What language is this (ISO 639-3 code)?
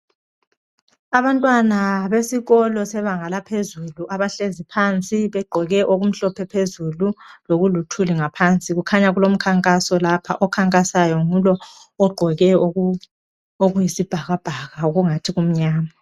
nde